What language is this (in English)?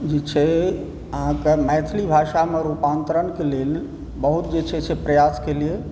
Maithili